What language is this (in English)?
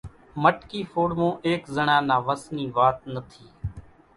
Kachi Koli